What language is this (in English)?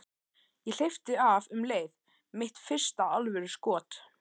Icelandic